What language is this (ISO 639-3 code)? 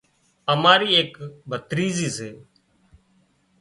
kxp